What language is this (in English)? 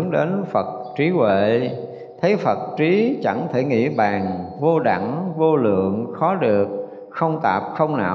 Vietnamese